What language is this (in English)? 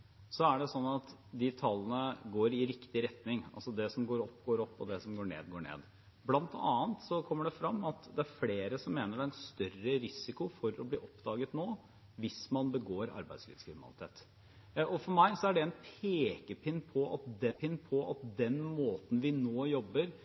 Norwegian Bokmål